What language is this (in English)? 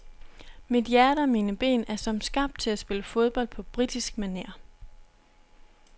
Danish